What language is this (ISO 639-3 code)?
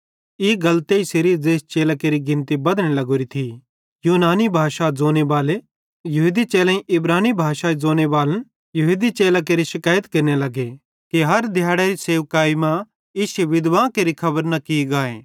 bhd